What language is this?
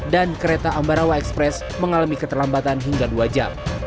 Indonesian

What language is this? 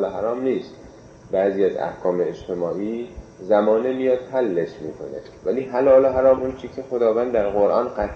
Persian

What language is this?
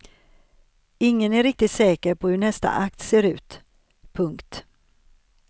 Swedish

